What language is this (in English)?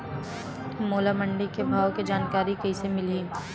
Chhattisgarhi